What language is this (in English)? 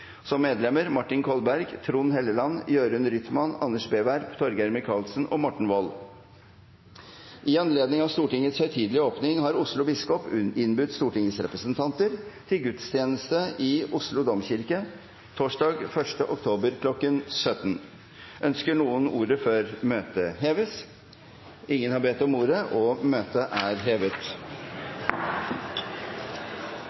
Norwegian Bokmål